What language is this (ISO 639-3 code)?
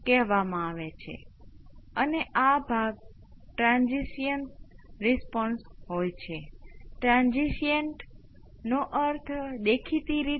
guj